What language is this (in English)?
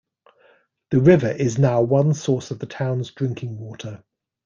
English